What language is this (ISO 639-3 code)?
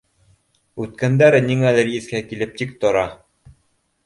bak